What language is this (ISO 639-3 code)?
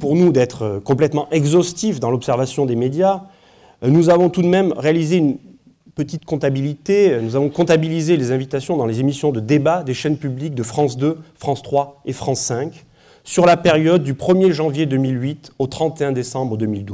fra